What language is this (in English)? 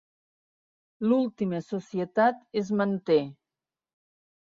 Catalan